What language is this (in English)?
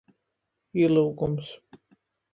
Latgalian